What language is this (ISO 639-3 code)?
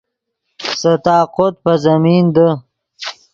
ydg